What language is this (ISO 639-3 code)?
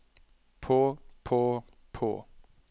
nor